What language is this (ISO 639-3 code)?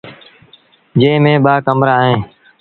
sbn